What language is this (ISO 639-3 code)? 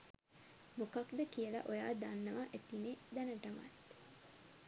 sin